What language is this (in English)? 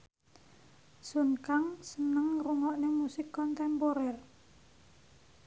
Javanese